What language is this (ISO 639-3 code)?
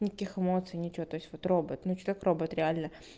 rus